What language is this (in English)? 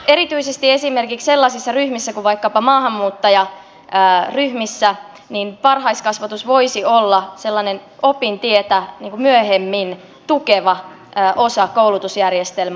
Finnish